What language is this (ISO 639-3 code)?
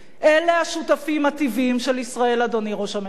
heb